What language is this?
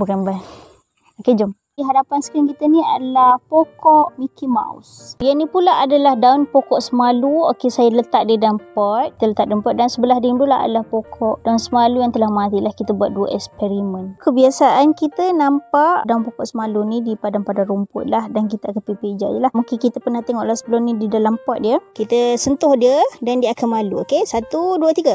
Malay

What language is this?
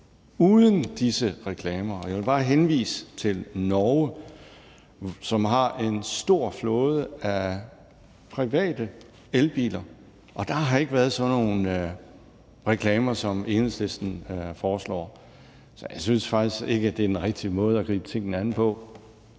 Danish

